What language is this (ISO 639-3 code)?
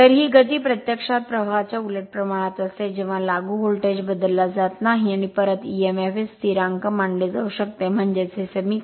mar